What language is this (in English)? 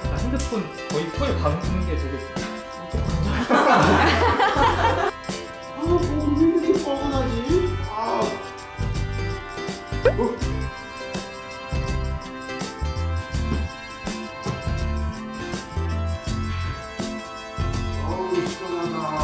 Korean